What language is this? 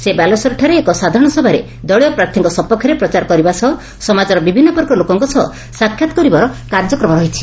Odia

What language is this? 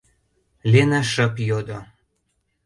Mari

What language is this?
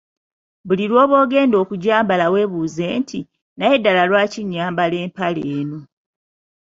Ganda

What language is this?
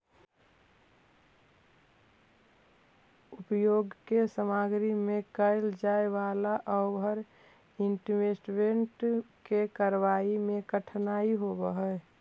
Magahi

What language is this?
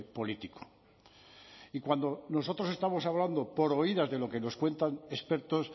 Spanish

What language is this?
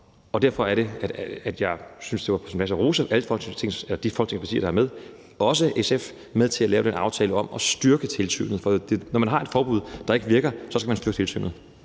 Danish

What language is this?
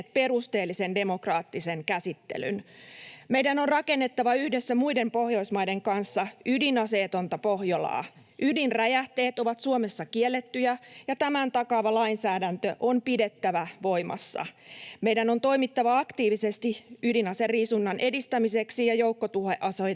Finnish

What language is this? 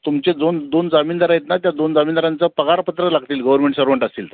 Marathi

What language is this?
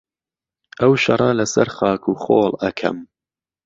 Central Kurdish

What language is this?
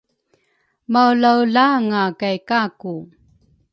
Rukai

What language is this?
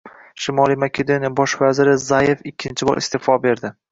Uzbek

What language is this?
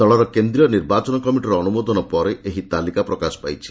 Odia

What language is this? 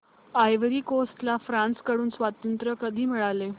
Marathi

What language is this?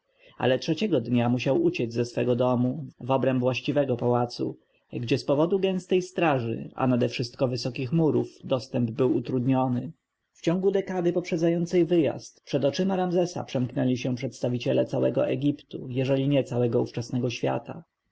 Polish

